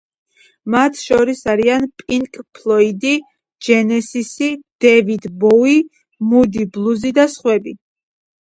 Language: Georgian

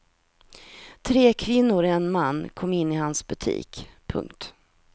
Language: Swedish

